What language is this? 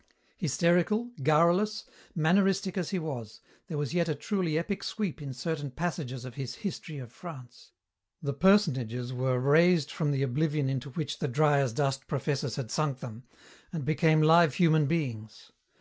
English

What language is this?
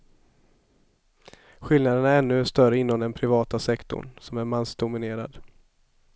Swedish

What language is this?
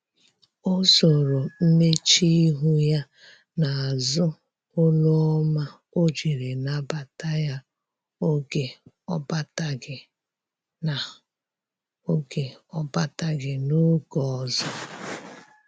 Igbo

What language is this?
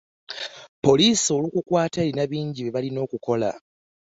Ganda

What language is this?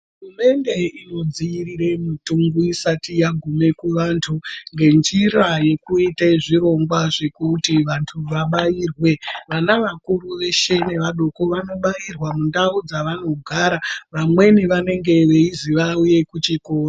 Ndau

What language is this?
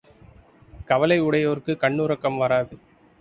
Tamil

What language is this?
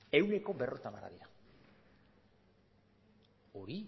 Basque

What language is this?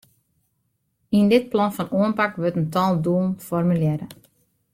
Western Frisian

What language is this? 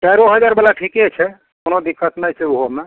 Maithili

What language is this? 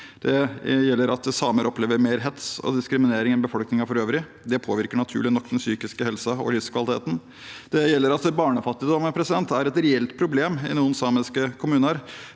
Norwegian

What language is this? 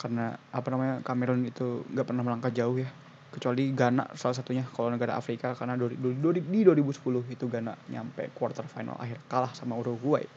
Indonesian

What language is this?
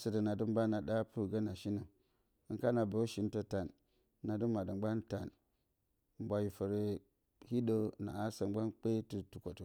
Bacama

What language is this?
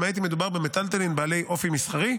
Hebrew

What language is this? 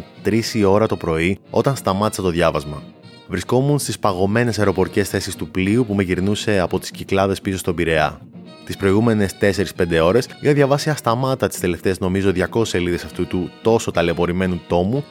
Greek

